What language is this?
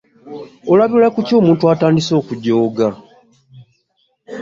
Ganda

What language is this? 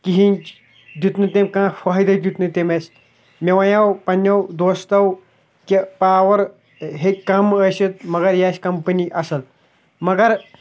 Kashmiri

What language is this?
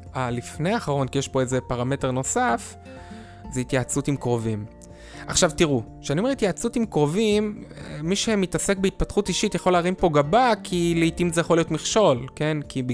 Hebrew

